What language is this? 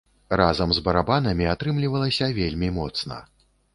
Belarusian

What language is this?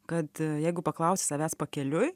Lithuanian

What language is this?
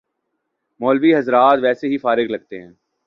Urdu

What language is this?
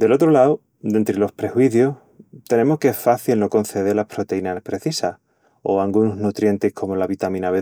Extremaduran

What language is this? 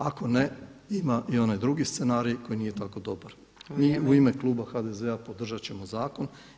Croatian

